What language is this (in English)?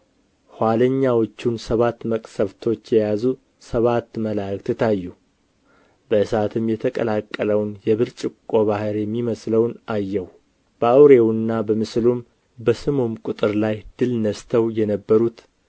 Amharic